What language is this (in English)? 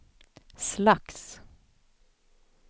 Swedish